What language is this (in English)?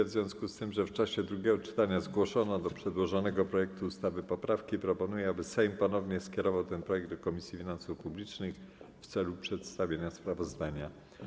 Polish